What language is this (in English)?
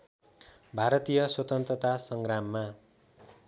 Nepali